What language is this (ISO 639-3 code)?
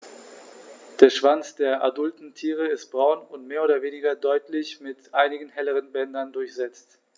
deu